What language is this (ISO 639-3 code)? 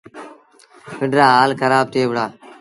sbn